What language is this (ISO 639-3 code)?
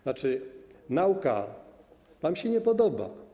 pol